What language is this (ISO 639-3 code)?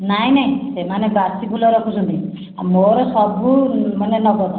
ori